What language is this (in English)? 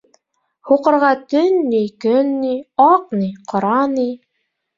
Bashkir